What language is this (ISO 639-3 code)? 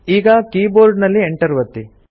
kan